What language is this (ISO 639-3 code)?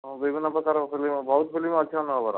ori